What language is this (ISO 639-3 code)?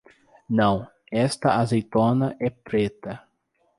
por